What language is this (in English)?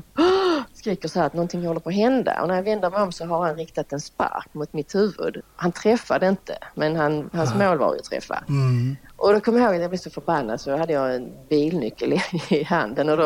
Swedish